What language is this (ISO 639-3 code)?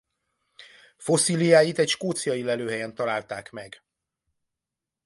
hun